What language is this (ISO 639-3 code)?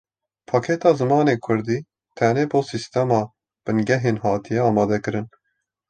kur